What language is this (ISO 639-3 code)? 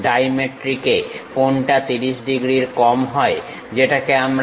ben